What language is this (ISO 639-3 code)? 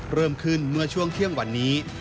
tha